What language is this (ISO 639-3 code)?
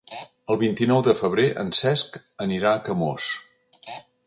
cat